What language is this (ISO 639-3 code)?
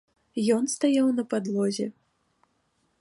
bel